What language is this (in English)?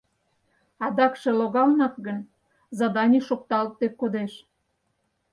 Mari